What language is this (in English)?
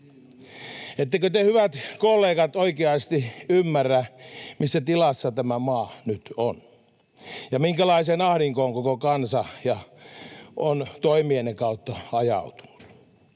Finnish